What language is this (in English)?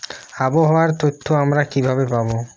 Bangla